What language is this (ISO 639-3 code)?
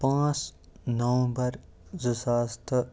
kas